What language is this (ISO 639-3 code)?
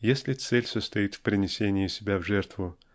rus